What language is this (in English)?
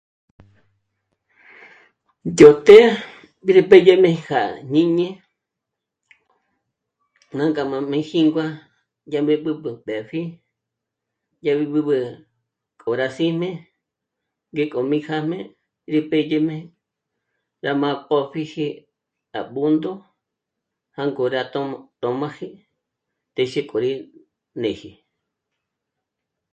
Michoacán Mazahua